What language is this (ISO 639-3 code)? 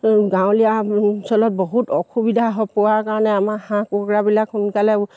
asm